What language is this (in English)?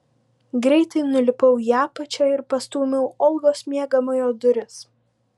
Lithuanian